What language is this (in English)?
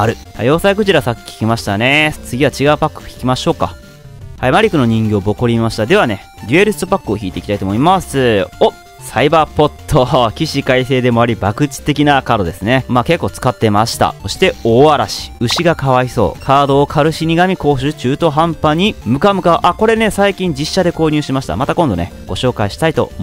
Japanese